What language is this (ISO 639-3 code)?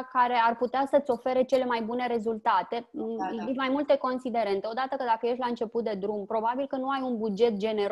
ron